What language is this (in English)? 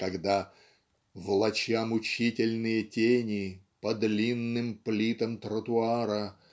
Russian